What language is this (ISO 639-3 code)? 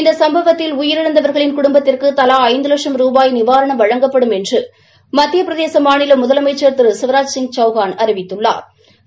tam